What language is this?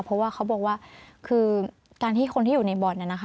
Thai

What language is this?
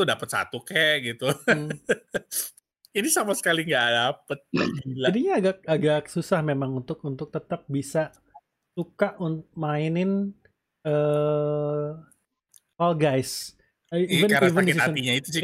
Indonesian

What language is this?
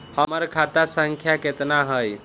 Magahi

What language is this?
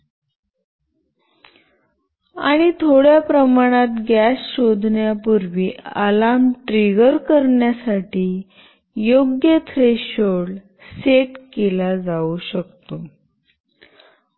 Marathi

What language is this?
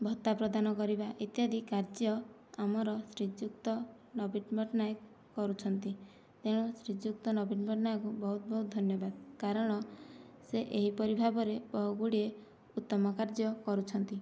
Odia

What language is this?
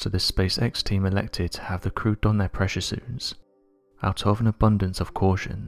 English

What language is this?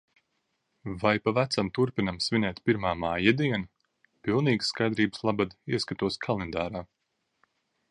Latvian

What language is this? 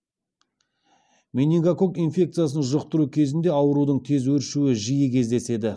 Kazakh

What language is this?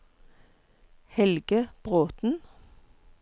Norwegian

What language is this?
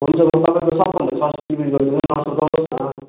Nepali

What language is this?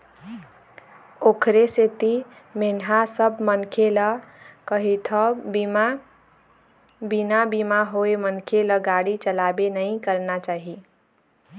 Chhattisgarhi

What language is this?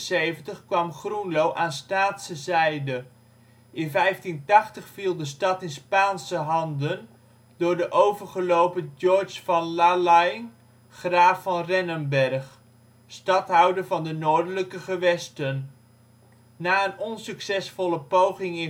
Dutch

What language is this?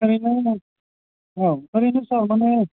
Bodo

